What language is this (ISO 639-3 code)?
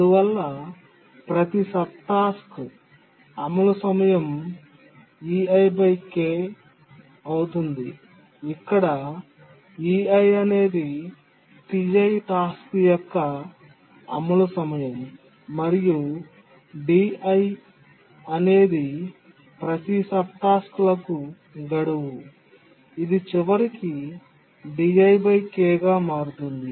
tel